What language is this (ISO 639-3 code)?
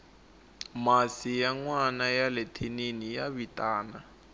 tso